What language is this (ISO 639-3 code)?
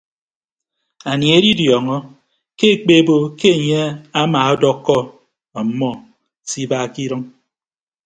ibb